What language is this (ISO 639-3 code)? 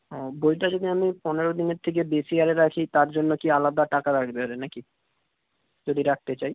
ben